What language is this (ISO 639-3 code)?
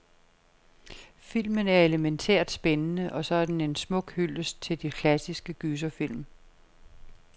dan